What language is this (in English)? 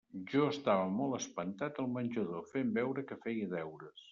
Catalan